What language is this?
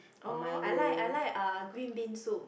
English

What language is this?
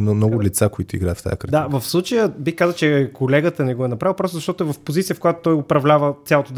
Bulgarian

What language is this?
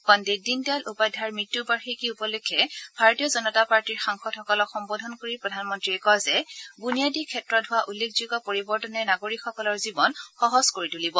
Assamese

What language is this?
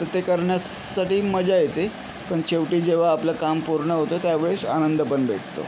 Marathi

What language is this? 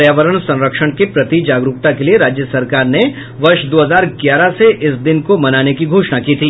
Hindi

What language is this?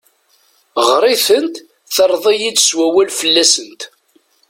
Kabyle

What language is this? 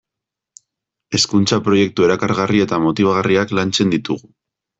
Basque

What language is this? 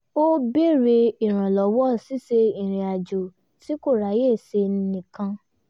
Yoruba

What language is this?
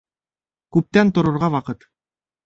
Bashkir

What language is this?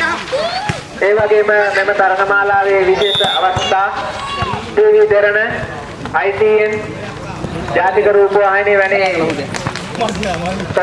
Indonesian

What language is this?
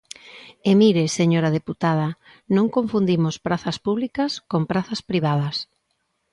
Galician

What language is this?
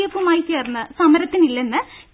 Malayalam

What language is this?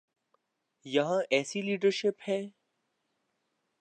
Urdu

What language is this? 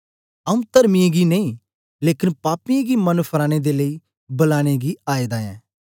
Dogri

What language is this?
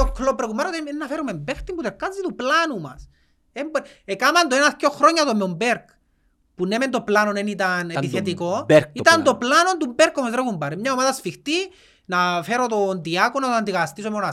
Greek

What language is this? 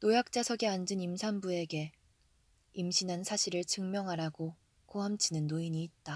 Korean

